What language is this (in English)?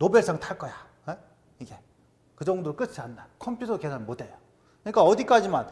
Korean